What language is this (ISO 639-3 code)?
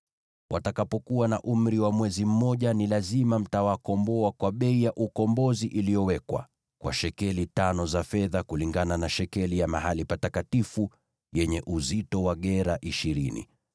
swa